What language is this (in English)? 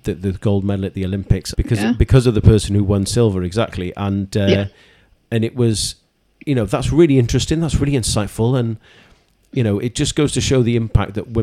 English